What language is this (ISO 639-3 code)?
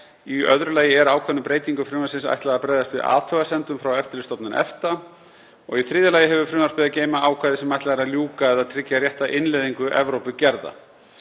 isl